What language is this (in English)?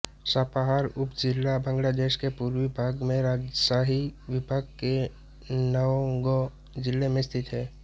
Hindi